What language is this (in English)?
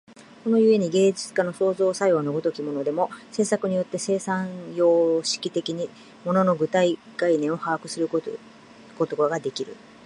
Japanese